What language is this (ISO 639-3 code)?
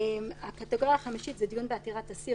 heb